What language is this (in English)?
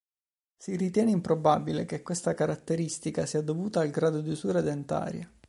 Italian